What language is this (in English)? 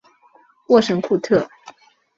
Chinese